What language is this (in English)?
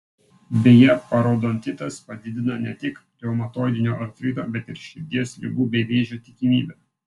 Lithuanian